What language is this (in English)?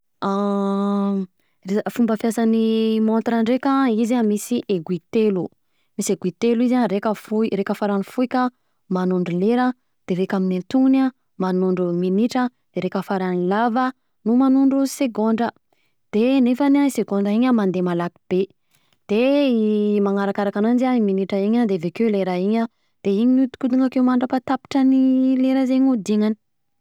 Southern Betsimisaraka Malagasy